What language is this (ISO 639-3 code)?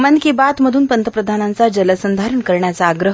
mar